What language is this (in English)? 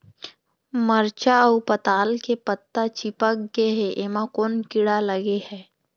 Chhattisgarhi